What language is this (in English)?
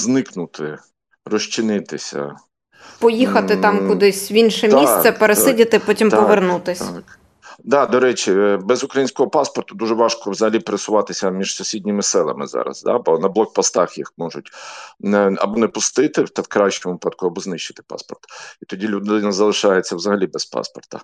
Ukrainian